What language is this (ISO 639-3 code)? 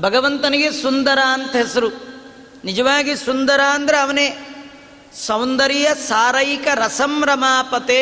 kan